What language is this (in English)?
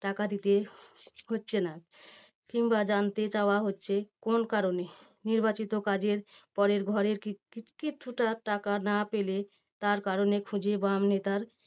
Bangla